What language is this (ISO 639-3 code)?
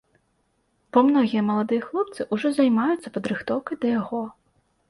bel